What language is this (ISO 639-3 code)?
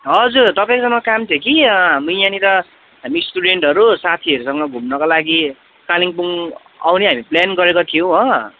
nep